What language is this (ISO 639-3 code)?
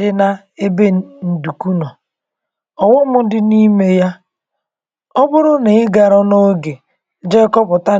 ibo